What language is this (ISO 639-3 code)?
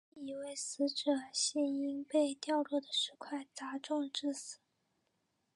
zho